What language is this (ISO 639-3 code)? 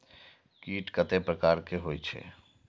mai